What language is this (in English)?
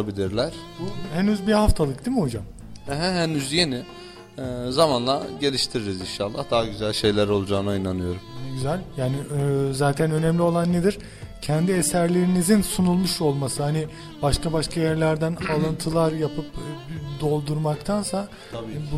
Turkish